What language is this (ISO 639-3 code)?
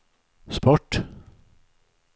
swe